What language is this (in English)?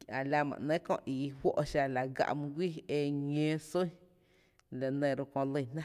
Tepinapa Chinantec